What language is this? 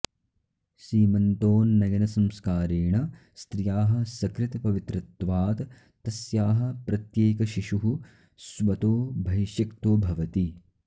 Sanskrit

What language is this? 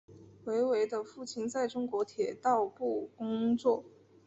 Chinese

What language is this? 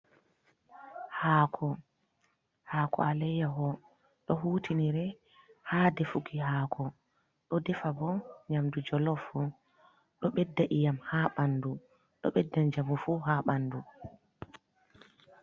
Fula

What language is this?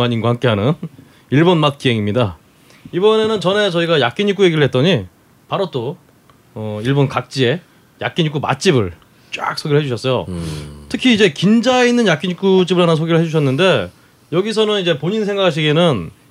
Korean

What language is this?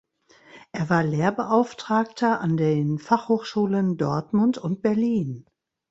German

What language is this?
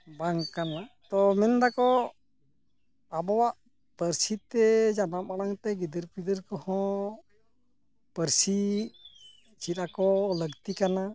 Santali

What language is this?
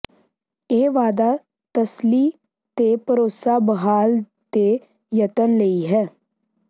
Punjabi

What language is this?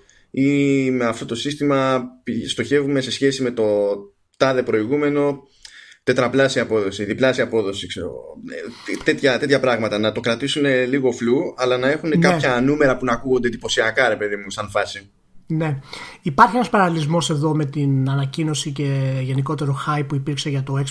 Greek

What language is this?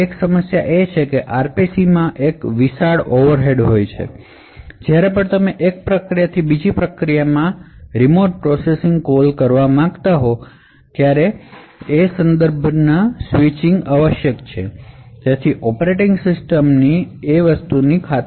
Gujarati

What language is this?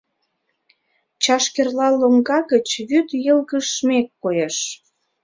Mari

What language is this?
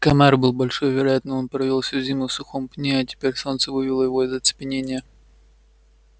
Russian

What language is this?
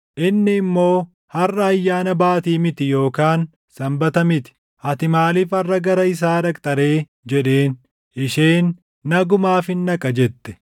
Oromo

